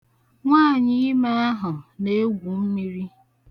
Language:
Igbo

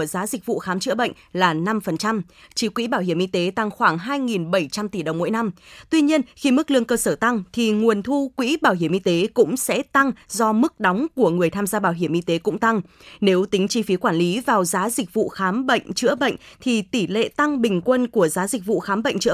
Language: Vietnamese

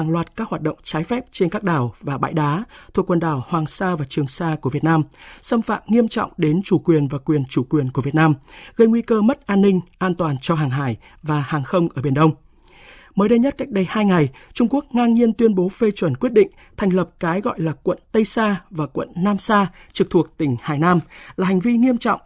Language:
Vietnamese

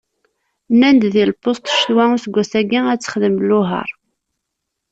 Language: Kabyle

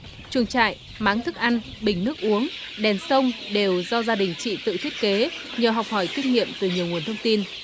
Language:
Vietnamese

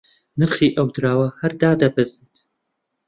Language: Central Kurdish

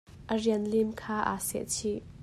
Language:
Hakha Chin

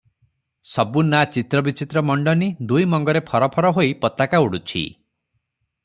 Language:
Odia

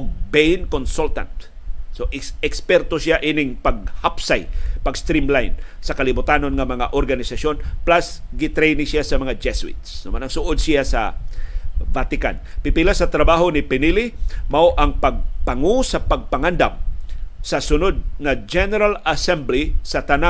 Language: Filipino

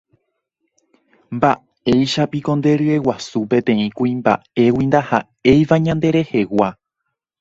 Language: Guarani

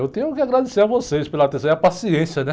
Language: Portuguese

